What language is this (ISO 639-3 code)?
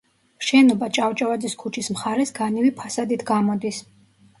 kat